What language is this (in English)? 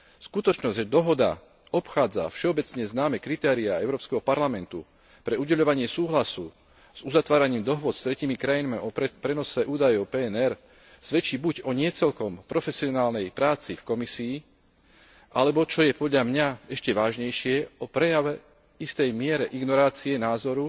Slovak